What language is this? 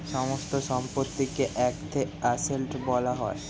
Bangla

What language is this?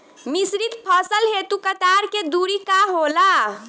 Bhojpuri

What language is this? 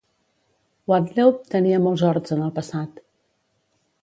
Catalan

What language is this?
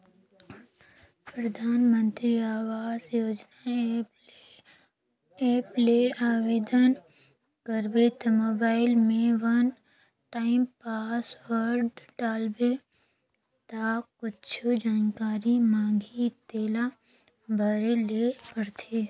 Chhattisgarhi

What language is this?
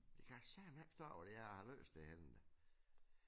Danish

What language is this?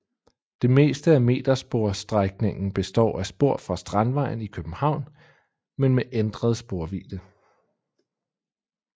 Danish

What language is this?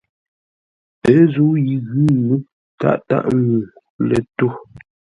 Ngombale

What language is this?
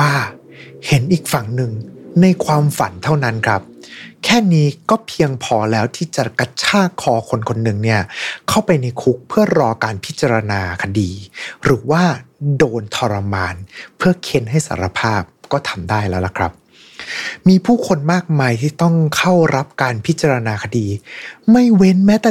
Thai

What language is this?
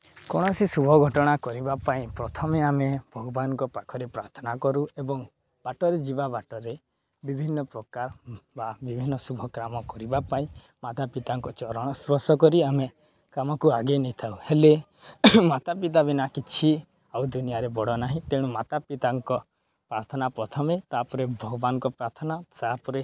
Odia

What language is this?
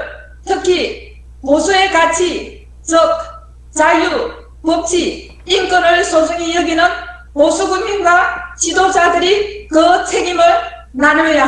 Korean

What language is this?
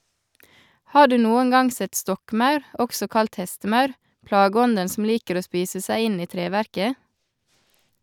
Norwegian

